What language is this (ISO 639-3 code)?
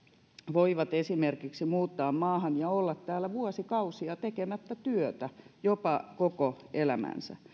fin